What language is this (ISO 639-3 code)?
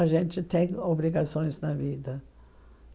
por